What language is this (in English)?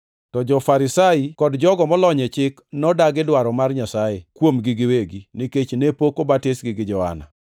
Luo (Kenya and Tanzania)